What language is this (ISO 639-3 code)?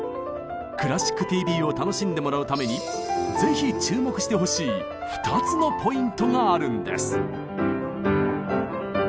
jpn